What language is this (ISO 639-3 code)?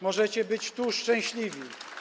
pol